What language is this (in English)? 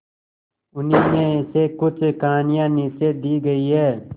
Hindi